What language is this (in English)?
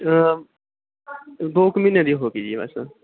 Punjabi